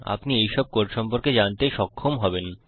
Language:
Bangla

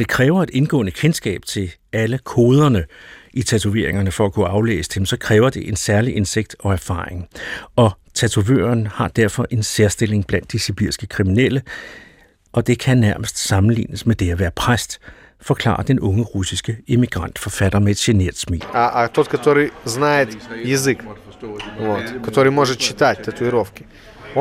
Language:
Danish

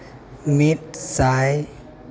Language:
Santali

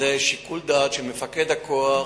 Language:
Hebrew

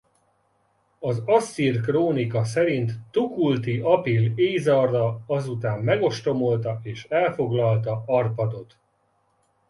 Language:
Hungarian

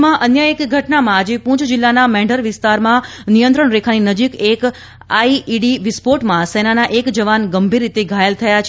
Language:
Gujarati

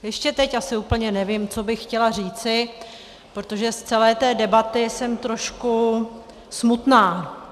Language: Czech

